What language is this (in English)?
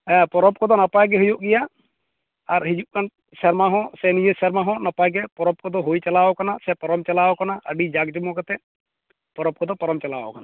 Santali